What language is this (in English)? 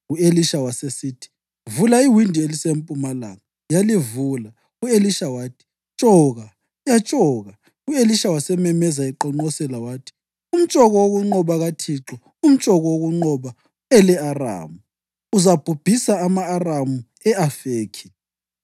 North Ndebele